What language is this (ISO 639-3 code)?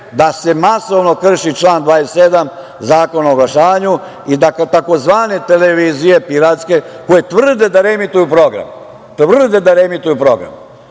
srp